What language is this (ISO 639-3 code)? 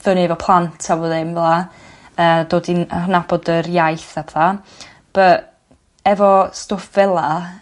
cym